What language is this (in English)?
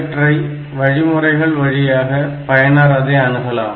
Tamil